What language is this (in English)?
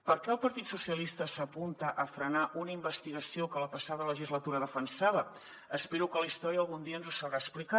Catalan